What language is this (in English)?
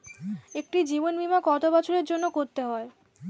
Bangla